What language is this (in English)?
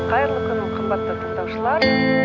Kazakh